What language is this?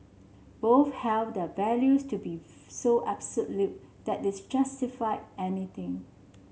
English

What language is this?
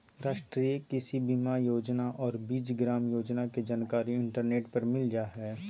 Magahi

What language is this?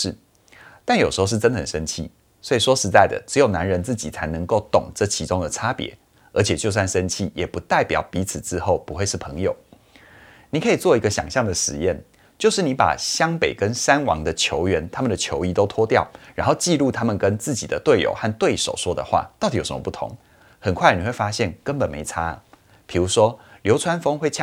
Chinese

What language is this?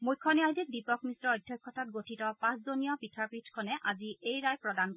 Assamese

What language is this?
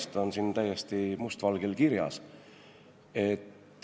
Estonian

